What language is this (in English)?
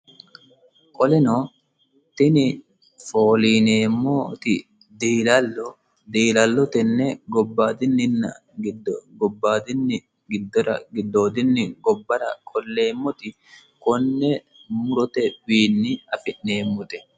Sidamo